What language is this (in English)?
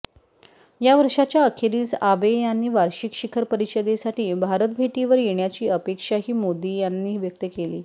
Marathi